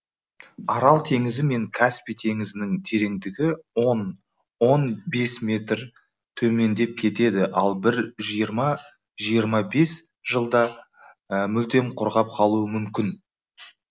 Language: Kazakh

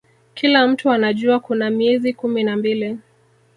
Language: Swahili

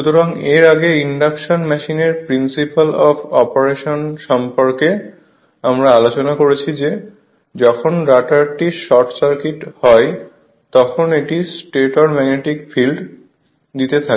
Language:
Bangla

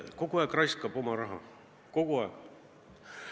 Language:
Estonian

